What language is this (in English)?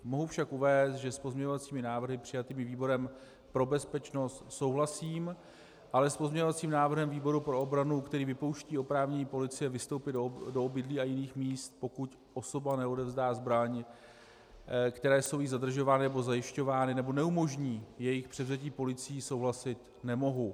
Czech